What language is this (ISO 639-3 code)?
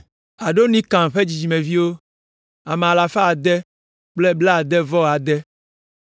ewe